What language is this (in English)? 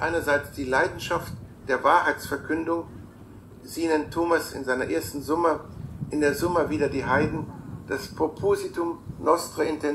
German